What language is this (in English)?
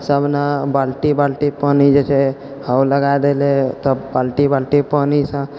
Maithili